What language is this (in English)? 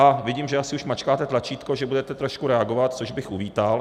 Czech